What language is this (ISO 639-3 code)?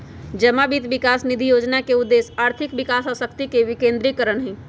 mag